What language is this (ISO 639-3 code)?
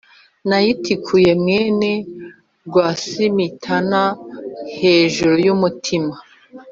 kin